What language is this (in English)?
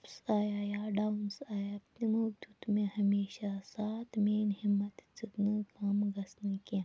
Kashmiri